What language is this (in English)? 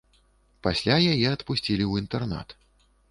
Belarusian